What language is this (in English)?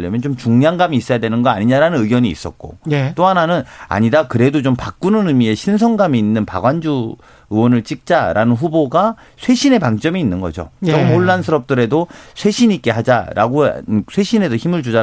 Korean